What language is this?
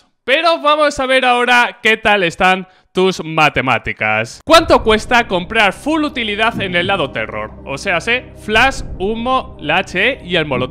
Spanish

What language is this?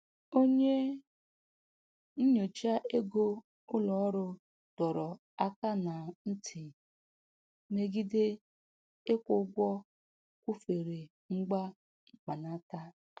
Igbo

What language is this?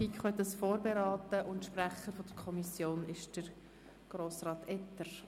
Swiss German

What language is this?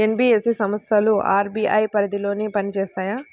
Telugu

